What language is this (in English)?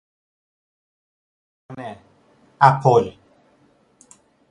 Persian